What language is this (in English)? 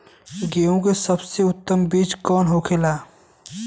Bhojpuri